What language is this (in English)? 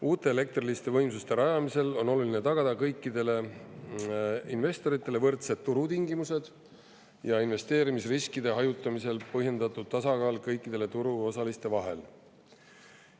Estonian